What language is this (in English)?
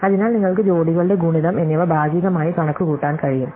Malayalam